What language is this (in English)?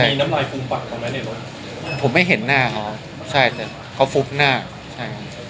Thai